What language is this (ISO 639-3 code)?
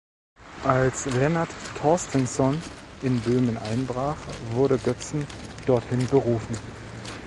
deu